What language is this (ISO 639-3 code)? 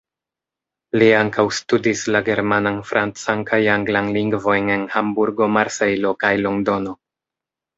epo